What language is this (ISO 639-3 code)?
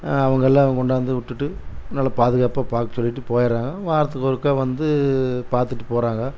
tam